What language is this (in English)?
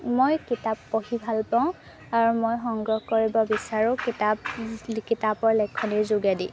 Assamese